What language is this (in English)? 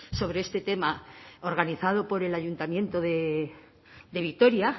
Spanish